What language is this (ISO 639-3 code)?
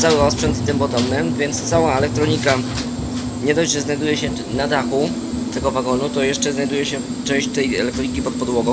pol